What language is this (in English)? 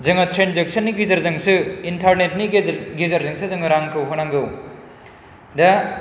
Bodo